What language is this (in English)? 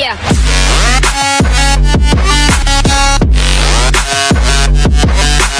Indonesian